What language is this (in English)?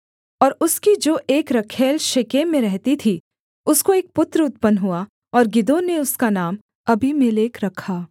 Hindi